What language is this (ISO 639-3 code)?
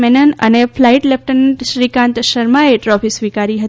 guj